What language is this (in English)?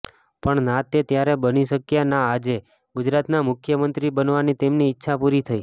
Gujarati